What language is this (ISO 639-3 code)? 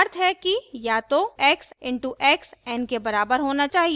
hin